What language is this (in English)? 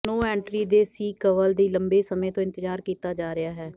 Punjabi